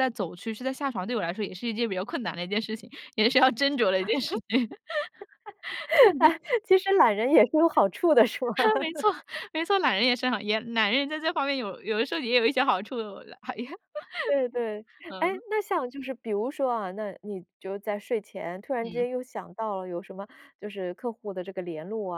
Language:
Chinese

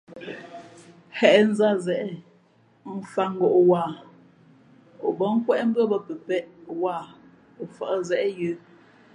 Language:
Fe'fe'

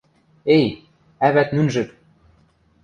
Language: Western Mari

